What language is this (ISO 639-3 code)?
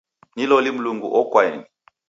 dav